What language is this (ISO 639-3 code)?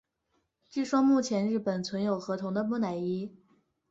zho